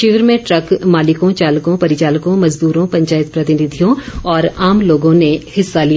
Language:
Hindi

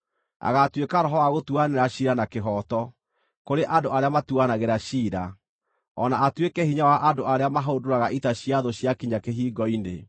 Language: Kikuyu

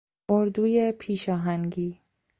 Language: Persian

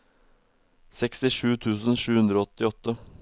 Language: Norwegian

